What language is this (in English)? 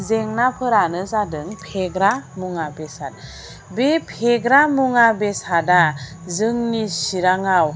Bodo